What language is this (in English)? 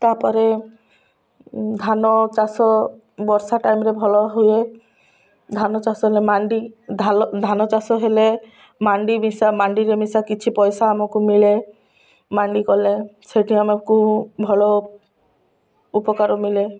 Odia